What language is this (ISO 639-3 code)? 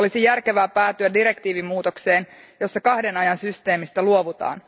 fin